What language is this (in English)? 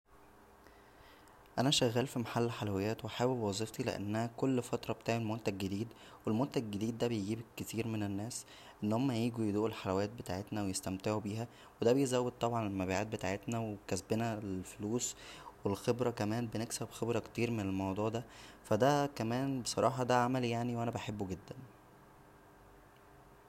Egyptian Arabic